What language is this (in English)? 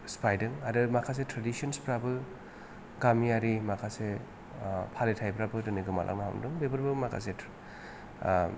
Bodo